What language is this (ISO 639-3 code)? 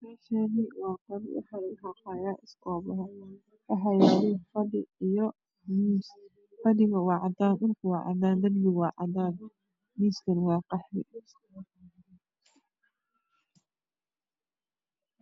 som